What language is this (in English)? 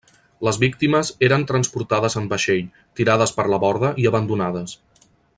Catalan